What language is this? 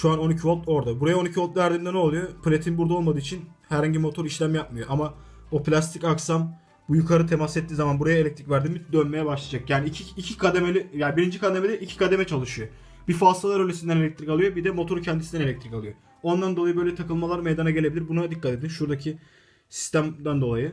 Turkish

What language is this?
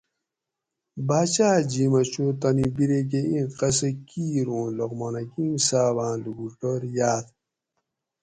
Gawri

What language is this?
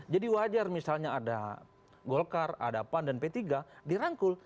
Indonesian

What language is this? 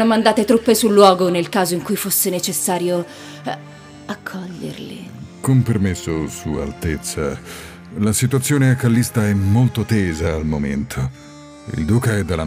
Italian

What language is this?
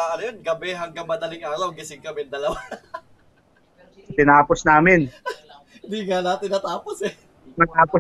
Filipino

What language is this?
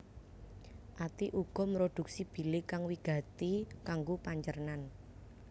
Javanese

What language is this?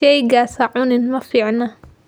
Somali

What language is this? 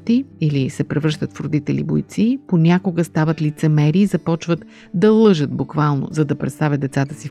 Bulgarian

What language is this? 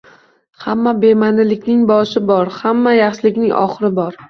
Uzbek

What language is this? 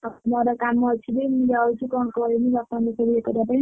Odia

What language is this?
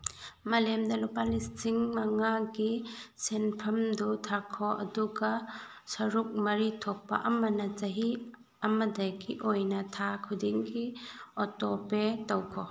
Manipuri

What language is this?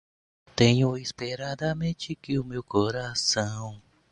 Portuguese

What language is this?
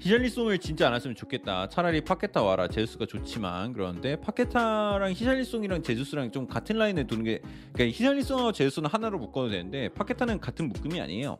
Korean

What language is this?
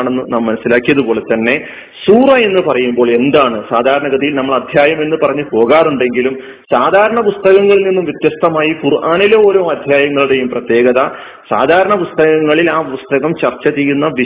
Malayalam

